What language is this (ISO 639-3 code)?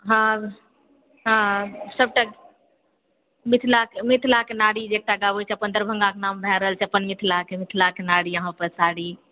mai